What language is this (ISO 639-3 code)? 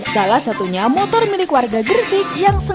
ind